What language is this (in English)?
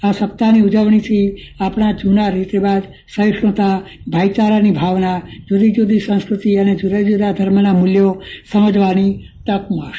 Gujarati